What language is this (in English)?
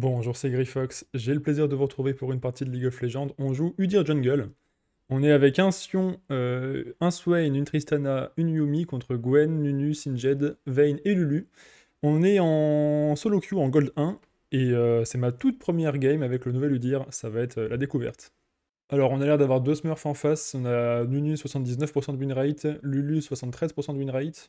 French